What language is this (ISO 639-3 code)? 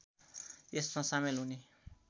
nep